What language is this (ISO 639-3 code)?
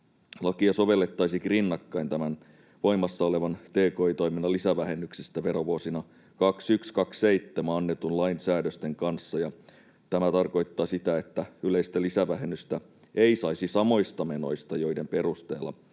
fin